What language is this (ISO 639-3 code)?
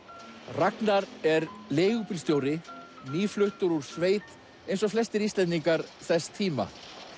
isl